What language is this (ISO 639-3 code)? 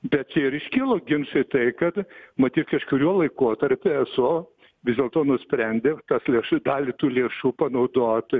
lit